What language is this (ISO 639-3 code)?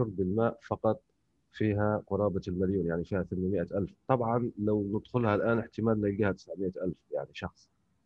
ara